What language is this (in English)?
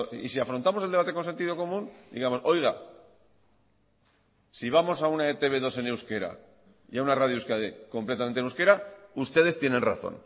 Spanish